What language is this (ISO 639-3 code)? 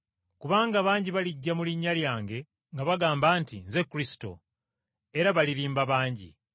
lug